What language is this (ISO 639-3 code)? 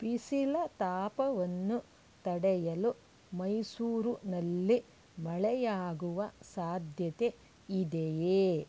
kan